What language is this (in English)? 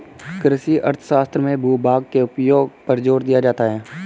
Hindi